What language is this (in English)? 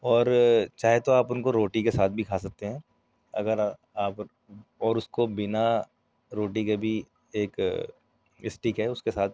Urdu